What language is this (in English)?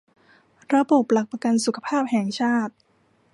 Thai